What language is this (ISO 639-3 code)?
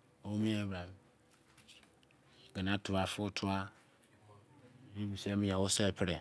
ijc